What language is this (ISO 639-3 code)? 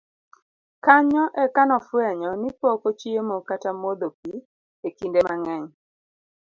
luo